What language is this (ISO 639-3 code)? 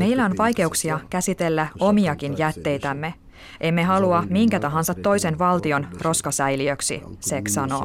fin